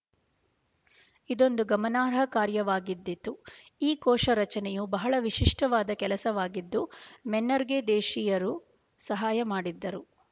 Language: Kannada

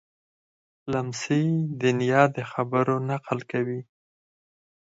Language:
Pashto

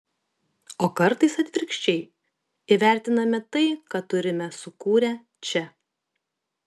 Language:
Lithuanian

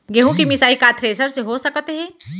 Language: Chhattisgarhi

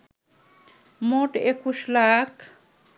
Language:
Bangla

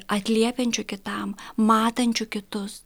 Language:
Lithuanian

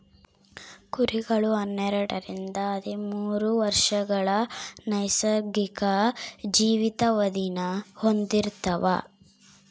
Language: Kannada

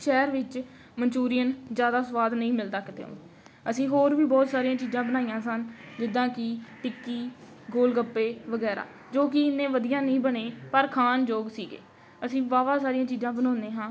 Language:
Punjabi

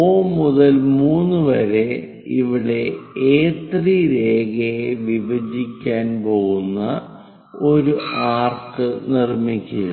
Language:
Malayalam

